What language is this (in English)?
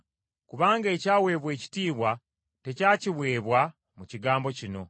Ganda